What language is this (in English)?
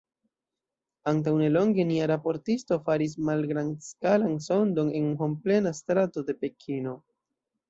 Esperanto